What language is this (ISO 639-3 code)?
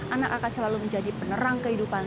ind